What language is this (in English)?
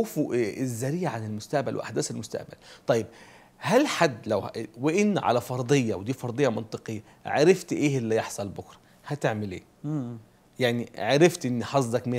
Arabic